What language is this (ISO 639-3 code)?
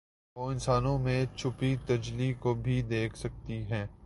urd